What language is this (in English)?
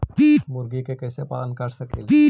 Magahi